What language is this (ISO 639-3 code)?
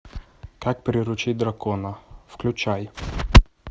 rus